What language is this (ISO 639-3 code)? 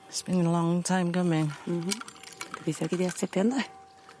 cym